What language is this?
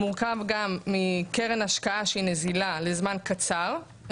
Hebrew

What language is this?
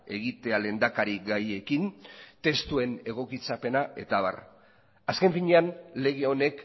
Basque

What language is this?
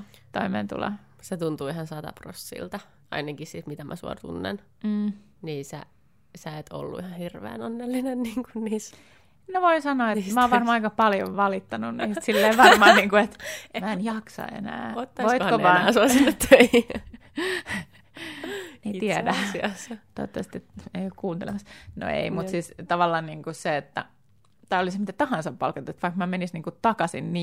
Finnish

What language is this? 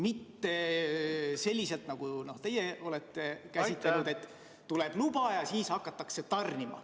Estonian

